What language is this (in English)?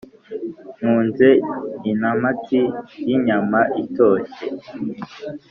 Kinyarwanda